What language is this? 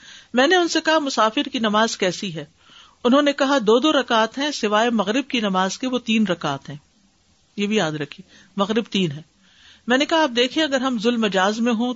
Urdu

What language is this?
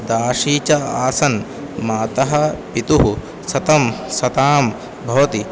Sanskrit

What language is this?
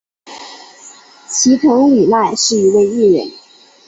Chinese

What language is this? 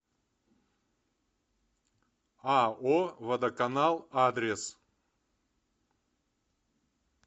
Russian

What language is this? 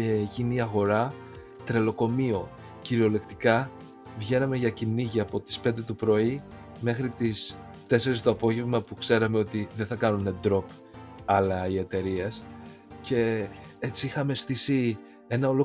Greek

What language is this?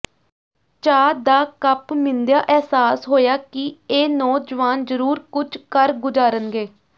Punjabi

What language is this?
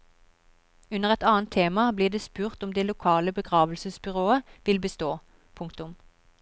Norwegian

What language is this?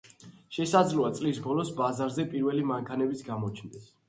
Georgian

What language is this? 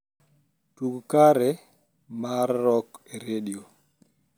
Luo (Kenya and Tanzania)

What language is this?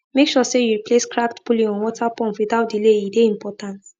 Nigerian Pidgin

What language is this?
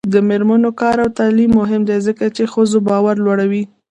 Pashto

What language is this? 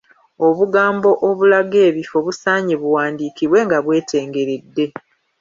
Ganda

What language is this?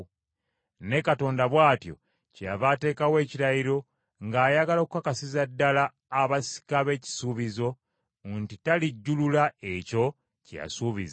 Ganda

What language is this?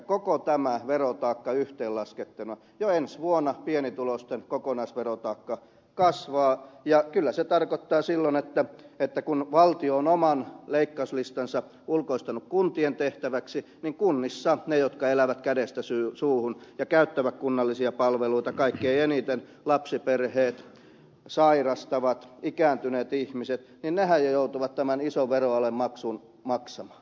Finnish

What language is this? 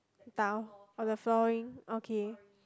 English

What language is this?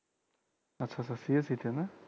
Bangla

